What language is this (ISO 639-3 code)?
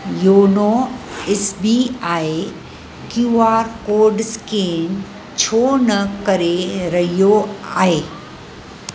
snd